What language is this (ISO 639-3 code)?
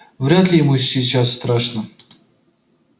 rus